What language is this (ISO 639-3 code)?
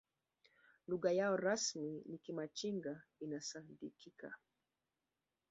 swa